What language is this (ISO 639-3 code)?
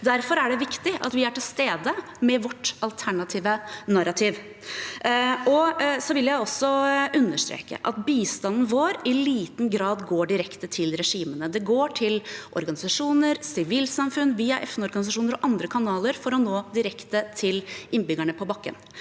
nor